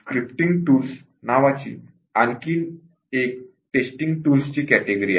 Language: Marathi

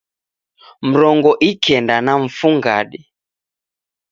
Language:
Taita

